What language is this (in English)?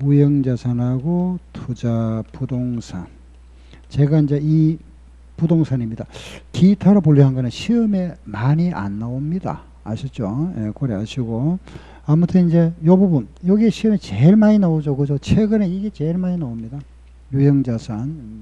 Korean